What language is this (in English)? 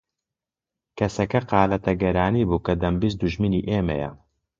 Central Kurdish